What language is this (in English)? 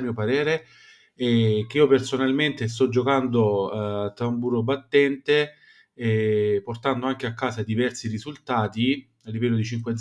Italian